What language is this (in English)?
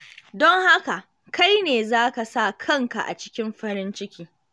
Hausa